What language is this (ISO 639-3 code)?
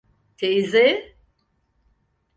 tur